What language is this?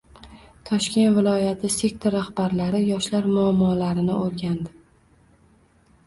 Uzbek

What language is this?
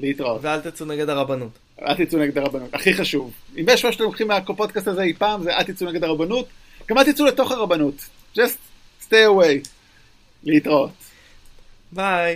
Hebrew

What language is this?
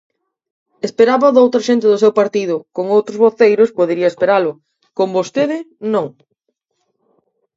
Galician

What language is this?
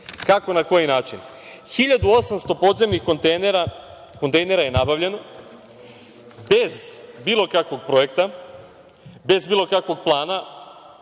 Serbian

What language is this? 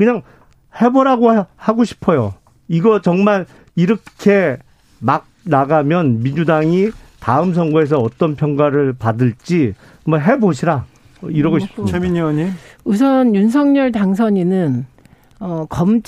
Korean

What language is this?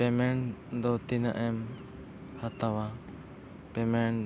Santali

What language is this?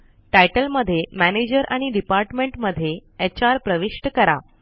Marathi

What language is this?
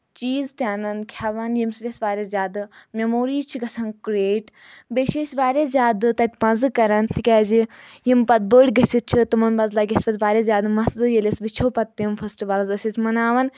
Kashmiri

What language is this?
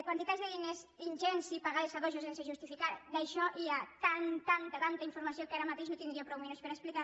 Catalan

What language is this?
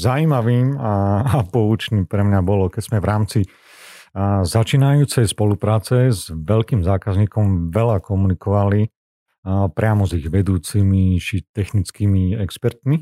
Slovak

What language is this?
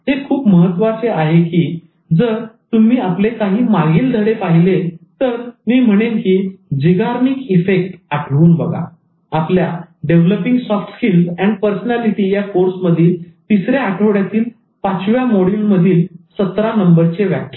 Marathi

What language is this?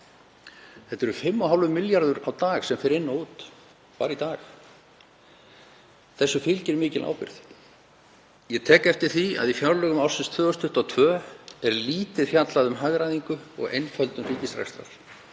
Icelandic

